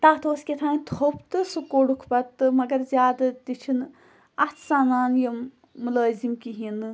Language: Kashmiri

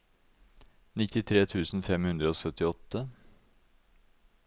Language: Norwegian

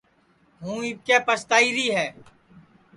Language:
Sansi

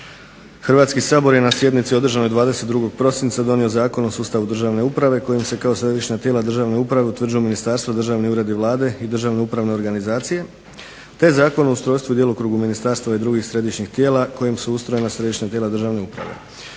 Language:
Croatian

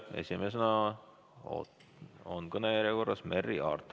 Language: Estonian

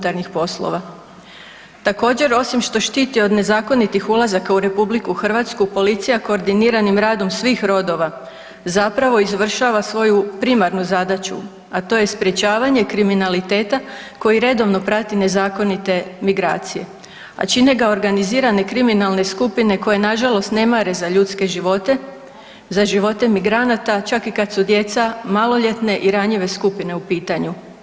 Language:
Croatian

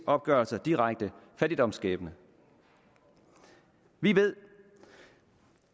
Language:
Danish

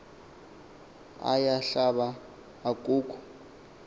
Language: Xhosa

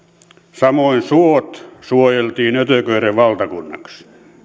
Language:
Finnish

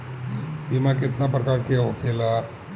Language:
Bhojpuri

